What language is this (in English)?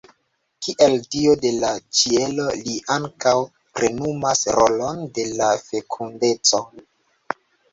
Esperanto